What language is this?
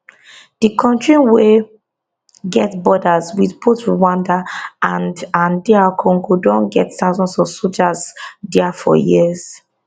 Nigerian Pidgin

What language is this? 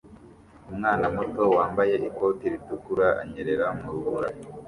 Kinyarwanda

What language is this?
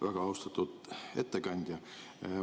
Estonian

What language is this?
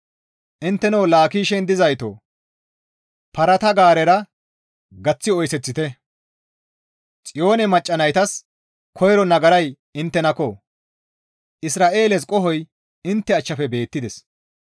Gamo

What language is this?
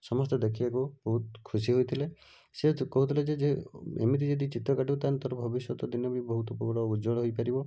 Odia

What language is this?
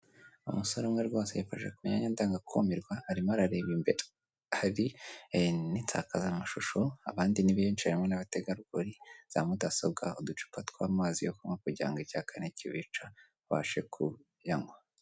Kinyarwanda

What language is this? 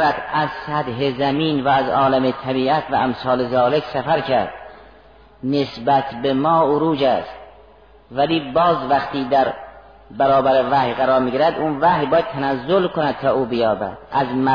Persian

